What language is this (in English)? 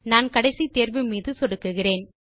Tamil